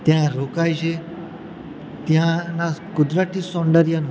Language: Gujarati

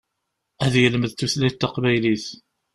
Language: Kabyle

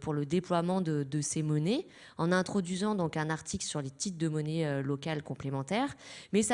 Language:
French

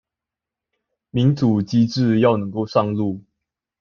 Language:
Chinese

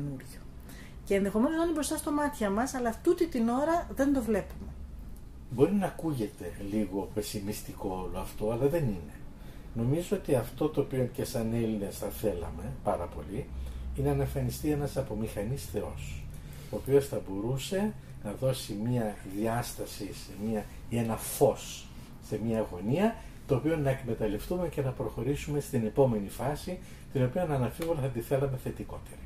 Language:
Greek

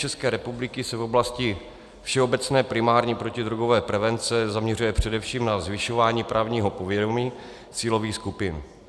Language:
Czech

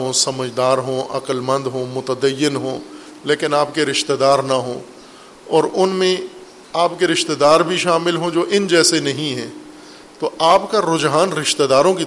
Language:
Urdu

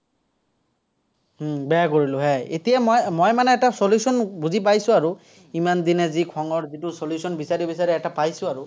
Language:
Assamese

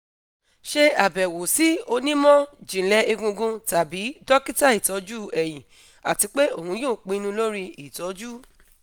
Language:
Yoruba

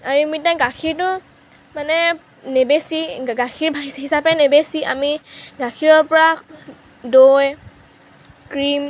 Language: Assamese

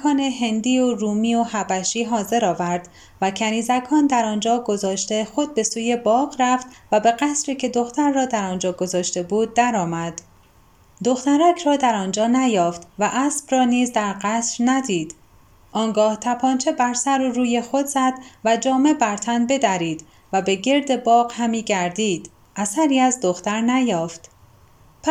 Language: Persian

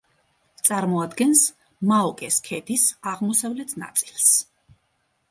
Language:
Georgian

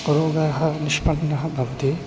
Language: Sanskrit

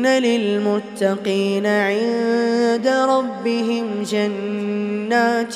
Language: Arabic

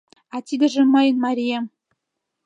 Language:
Mari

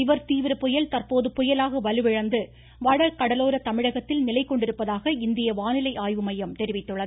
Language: Tamil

